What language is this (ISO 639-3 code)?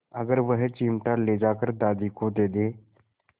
hin